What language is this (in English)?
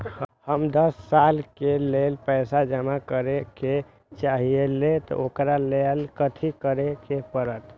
Magahi